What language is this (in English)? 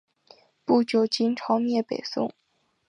Chinese